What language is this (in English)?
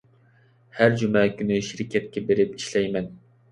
Uyghur